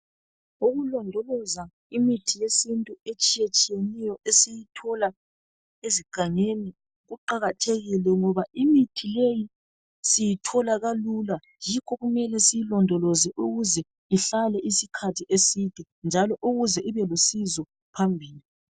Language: North Ndebele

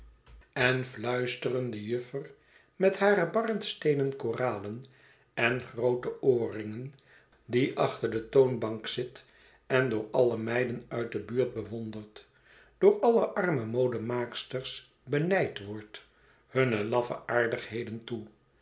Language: Dutch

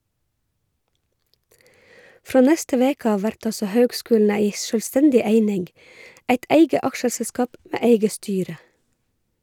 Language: Norwegian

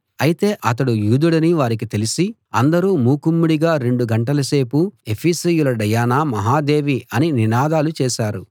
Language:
Telugu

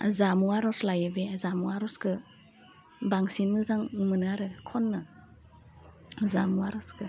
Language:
Bodo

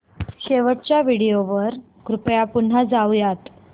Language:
Marathi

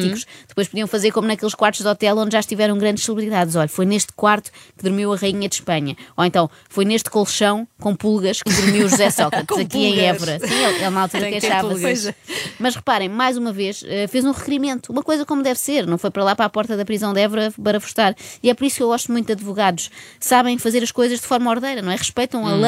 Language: Portuguese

